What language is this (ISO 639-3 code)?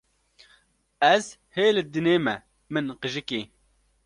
kur